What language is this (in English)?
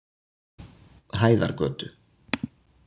Icelandic